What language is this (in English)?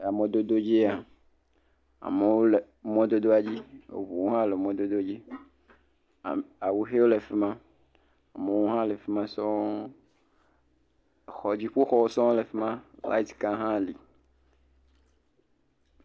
Ewe